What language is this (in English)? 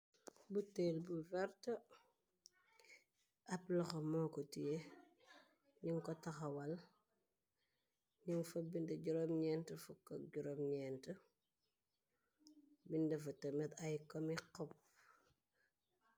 Wolof